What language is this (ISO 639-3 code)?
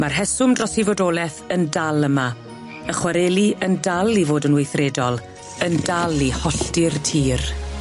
cym